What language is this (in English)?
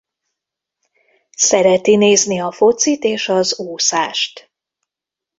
Hungarian